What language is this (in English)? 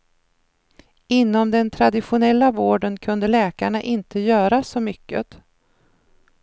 Swedish